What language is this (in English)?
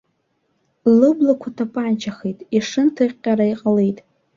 Abkhazian